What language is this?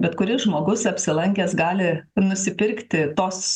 Lithuanian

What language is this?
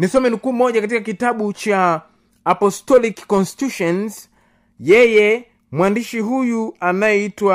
Swahili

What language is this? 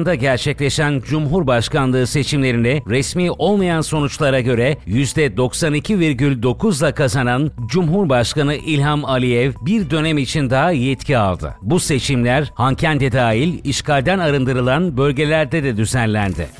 Turkish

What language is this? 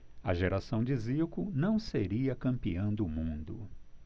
Portuguese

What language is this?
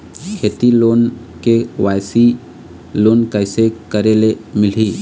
Chhattisgarhi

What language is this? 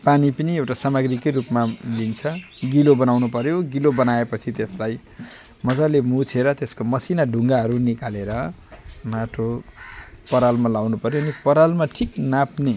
Nepali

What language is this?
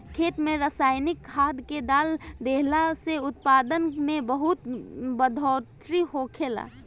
Bhojpuri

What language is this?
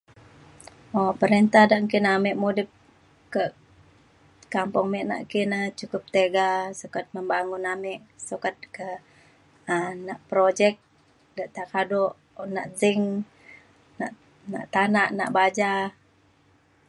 Mainstream Kenyah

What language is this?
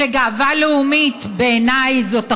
Hebrew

